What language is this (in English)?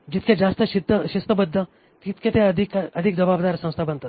Marathi